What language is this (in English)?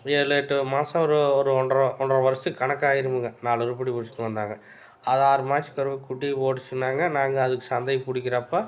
Tamil